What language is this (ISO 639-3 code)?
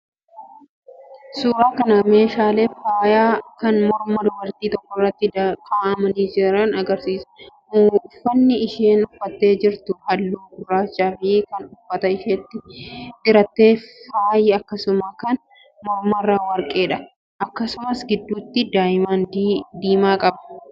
orm